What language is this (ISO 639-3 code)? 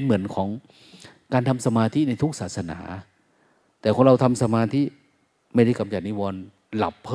tha